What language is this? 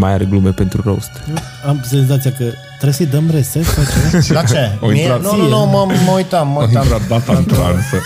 Romanian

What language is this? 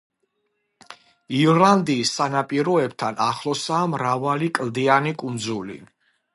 Georgian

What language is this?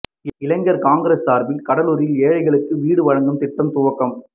Tamil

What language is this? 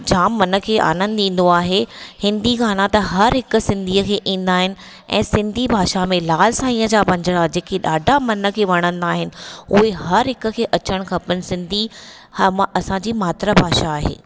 Sindhi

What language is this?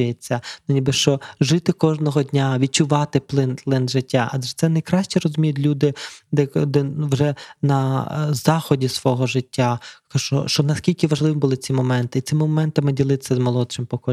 Ukrainian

